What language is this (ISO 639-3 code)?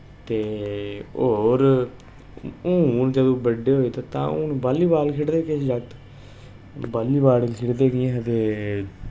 doi